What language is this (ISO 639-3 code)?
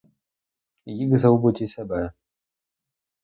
ukr